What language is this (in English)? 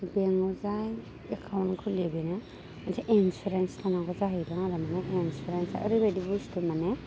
Bodo